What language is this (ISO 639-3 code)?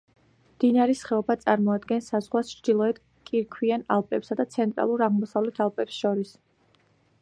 kat